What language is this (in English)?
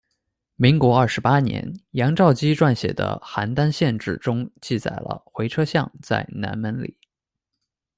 Chinese